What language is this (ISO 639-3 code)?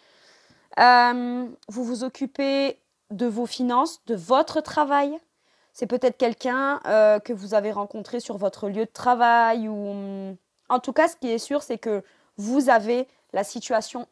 fra